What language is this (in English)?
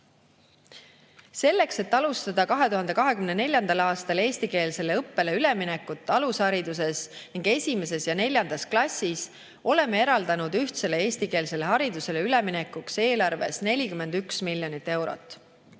Estonian